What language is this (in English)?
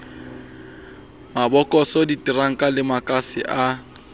Southern Sotho